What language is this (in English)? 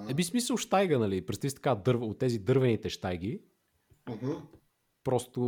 Bulgarian